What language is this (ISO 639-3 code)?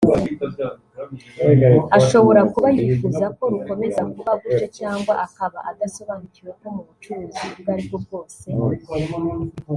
kin